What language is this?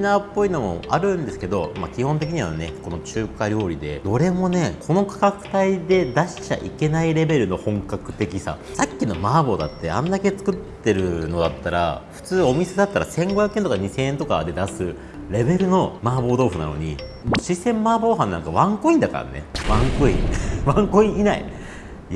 Japanese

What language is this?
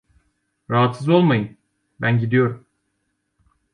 Turkish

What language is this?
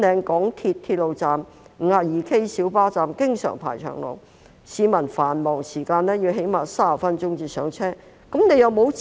Cantonese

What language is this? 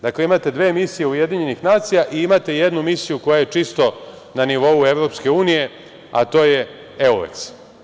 Serbian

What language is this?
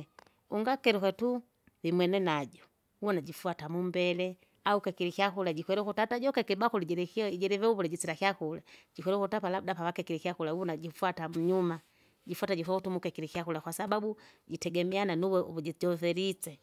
Kinga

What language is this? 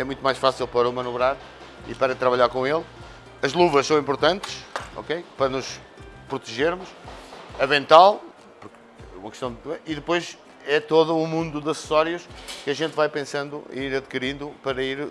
Portuguese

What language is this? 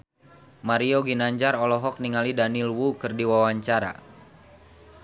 Sundanese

